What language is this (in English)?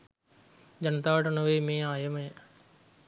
Sinhala